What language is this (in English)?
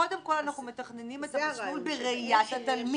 Hebrew